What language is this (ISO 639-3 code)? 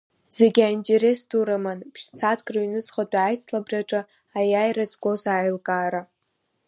abk